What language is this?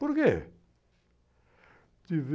Portuguese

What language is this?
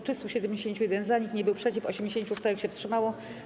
Polish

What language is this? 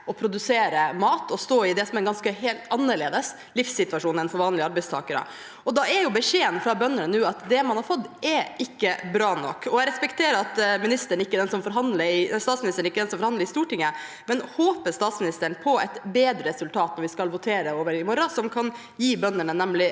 Norwegian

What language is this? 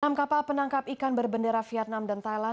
Indonesian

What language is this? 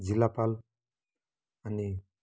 Nepali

